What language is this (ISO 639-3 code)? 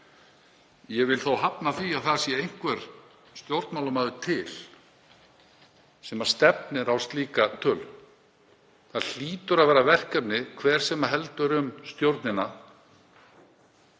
isl